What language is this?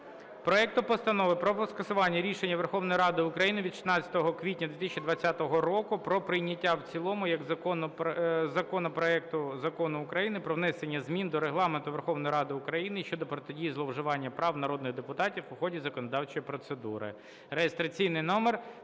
Ukrainian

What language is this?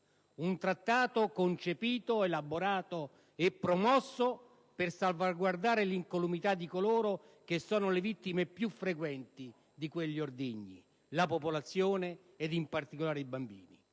Italian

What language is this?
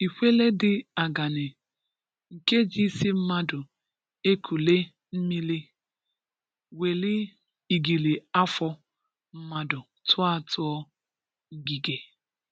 Igbo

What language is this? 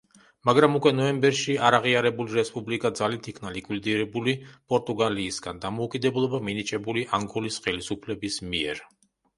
Georgian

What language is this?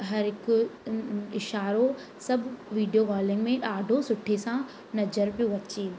Sindhi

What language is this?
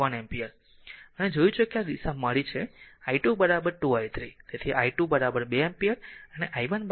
Gujarati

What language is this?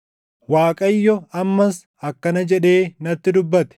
Oromo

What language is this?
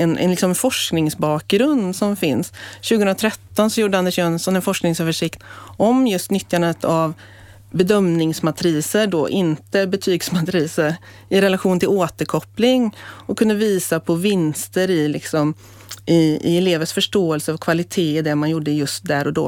Swedish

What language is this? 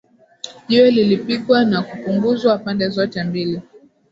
Swahili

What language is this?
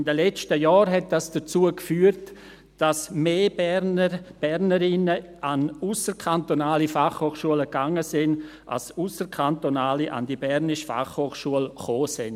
Swiss German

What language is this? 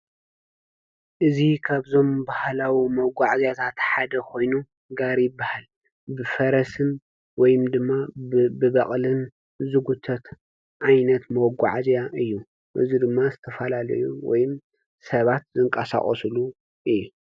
Tigrinya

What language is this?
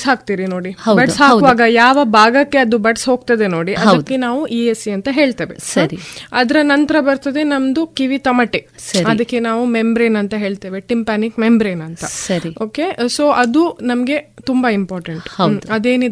Kannada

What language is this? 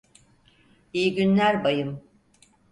Turkish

